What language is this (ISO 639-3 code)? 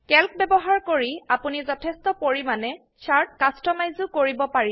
asm